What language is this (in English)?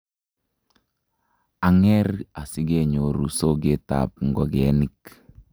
Kalenjin